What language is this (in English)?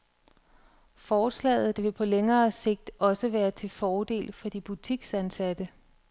Danish